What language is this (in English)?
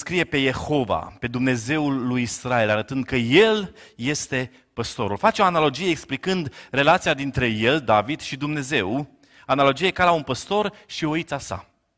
Romanian